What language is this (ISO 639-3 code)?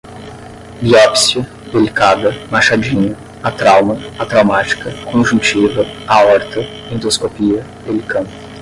por